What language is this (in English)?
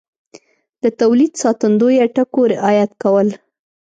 Pashto